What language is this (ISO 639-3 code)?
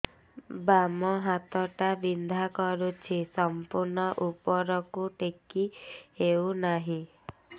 ori